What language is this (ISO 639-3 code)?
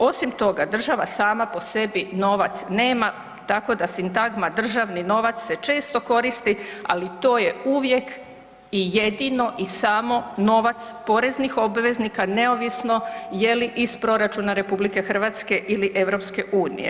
hrv